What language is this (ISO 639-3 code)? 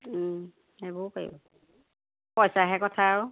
asm